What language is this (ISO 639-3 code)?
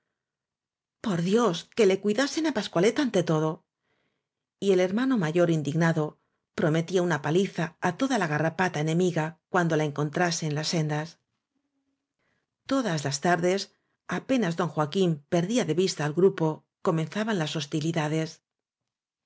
spa